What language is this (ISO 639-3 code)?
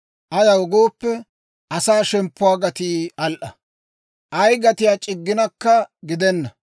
dwr